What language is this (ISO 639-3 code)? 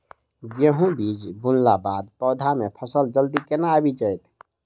mai